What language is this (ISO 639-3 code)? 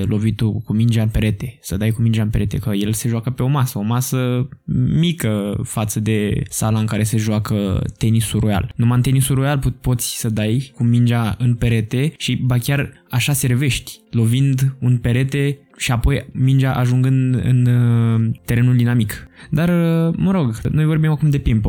ron